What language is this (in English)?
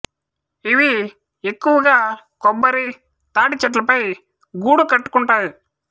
Telugu